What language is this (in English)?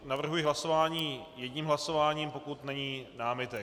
Czech